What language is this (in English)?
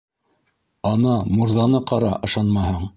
Bashkir